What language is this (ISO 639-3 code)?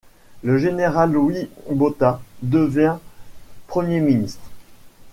fra